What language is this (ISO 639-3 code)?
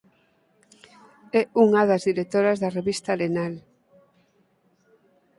glg